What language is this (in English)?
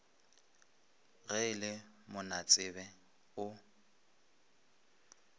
Northern Sotho